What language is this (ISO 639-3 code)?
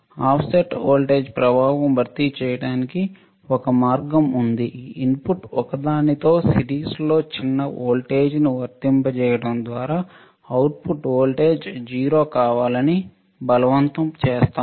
tel